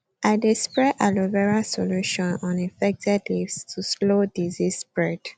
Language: Nigerian Pidgin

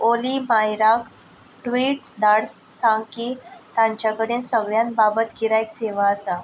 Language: Konkani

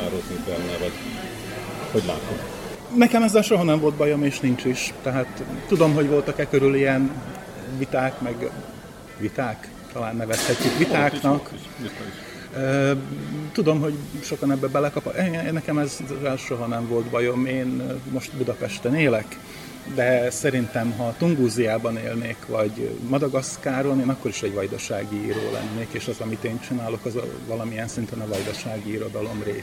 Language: Hungarian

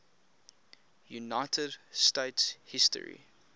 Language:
English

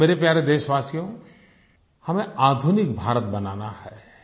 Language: Hindi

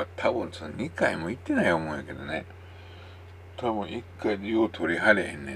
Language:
Japanese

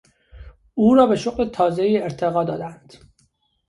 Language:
Persian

